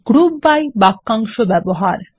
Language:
Bangla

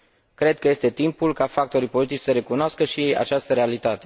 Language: Romanian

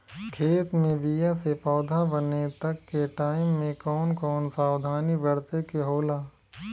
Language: Bhojpuri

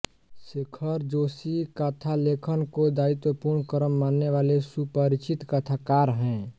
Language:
Hindi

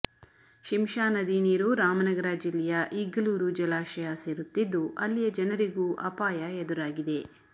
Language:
Kannada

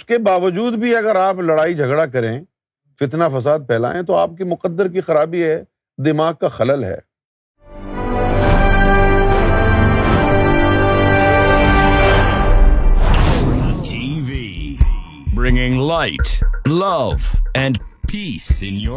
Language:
Urdu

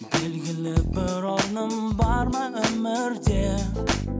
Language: Kazakh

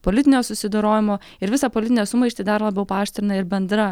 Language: Lithuanian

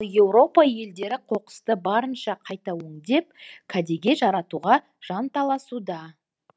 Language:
Kazakh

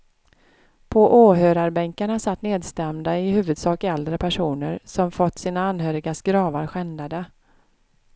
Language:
Swedish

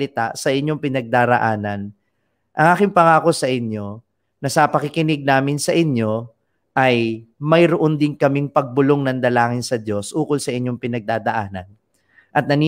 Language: Filipino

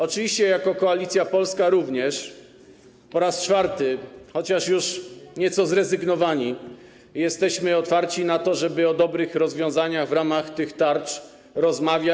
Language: Polish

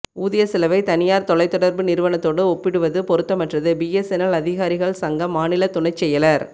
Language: Tamil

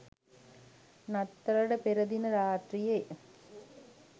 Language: Sinhala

